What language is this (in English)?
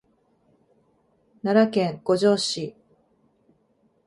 Japanese